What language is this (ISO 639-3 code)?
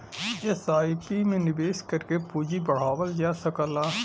bho